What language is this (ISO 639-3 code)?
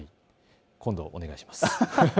jpn